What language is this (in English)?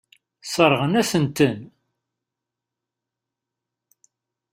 Kabyle